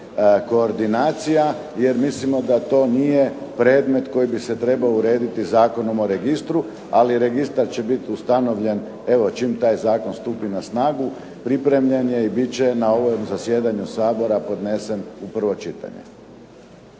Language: Croatian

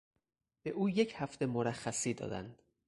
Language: Persian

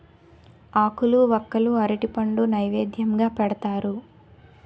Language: Telugu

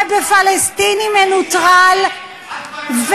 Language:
Hebrew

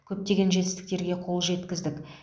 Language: Kazakh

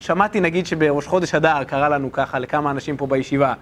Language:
Hebrew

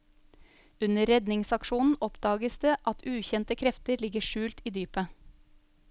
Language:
Norwegian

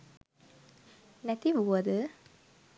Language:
Sinhala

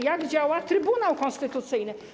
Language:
Polish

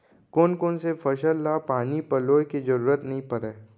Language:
Chhattisgarhi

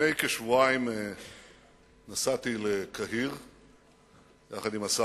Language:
Hebrew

